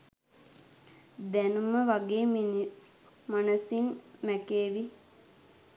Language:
Sinhala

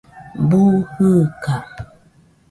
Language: Nüpode Huitoto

